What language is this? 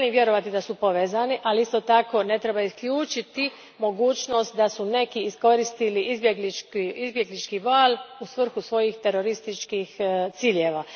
Croatian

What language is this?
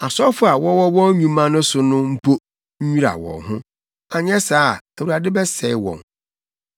Akan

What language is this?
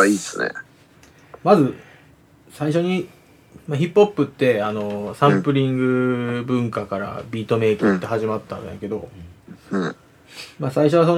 Japanese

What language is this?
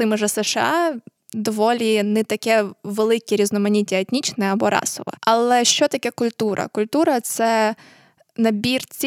Ukrainian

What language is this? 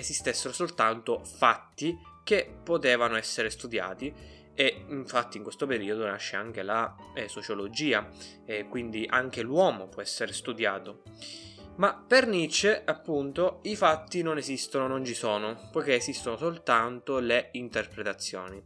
Italian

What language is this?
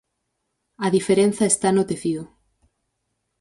Galician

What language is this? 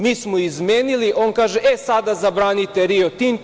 Serbian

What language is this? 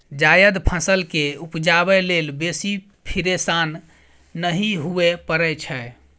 Maithili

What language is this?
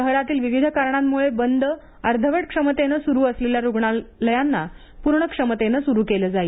Marathi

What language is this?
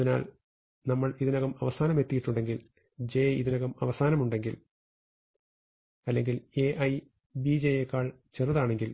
Malayalam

